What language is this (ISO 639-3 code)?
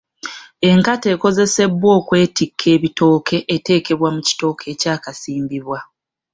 lug